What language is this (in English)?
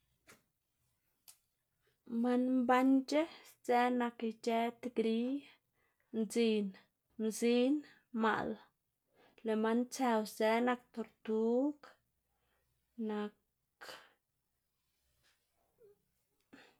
Xanaguía Zapotec